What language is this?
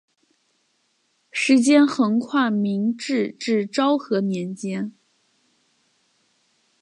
Chinese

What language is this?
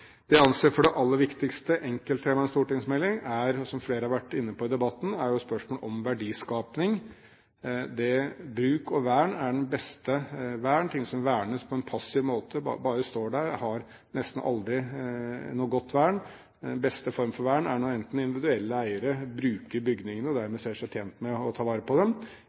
Norwegian Bokmål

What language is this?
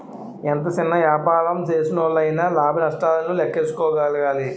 Telugu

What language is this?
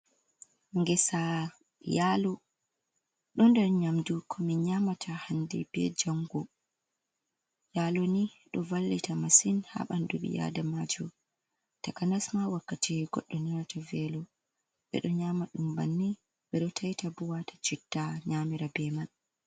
Fula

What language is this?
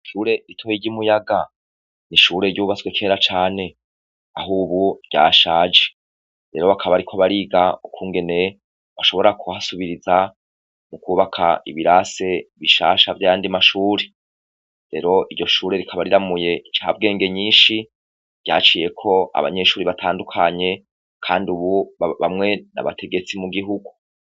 Rundi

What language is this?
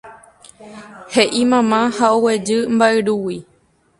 Guarani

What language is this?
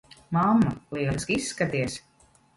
Latvian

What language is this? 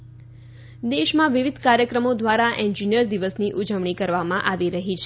Gujarati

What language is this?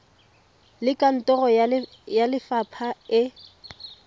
Tswana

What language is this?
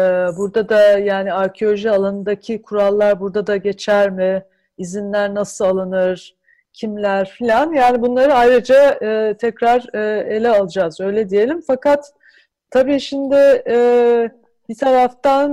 Turkish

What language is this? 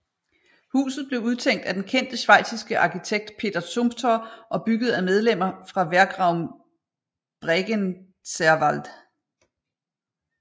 Danish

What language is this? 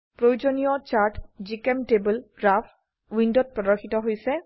Assamese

